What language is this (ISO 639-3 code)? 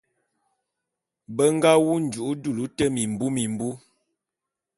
bum